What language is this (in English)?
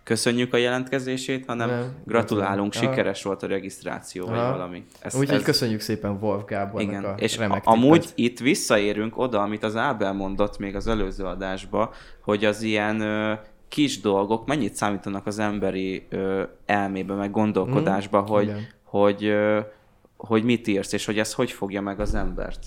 Hungarian